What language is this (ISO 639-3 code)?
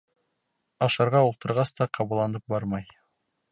bak